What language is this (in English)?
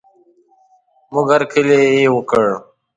Pashto